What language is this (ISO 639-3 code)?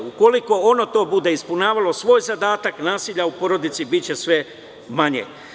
srp